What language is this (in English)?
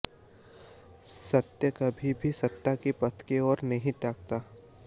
Hindi